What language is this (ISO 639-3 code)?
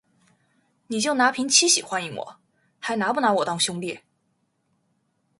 zho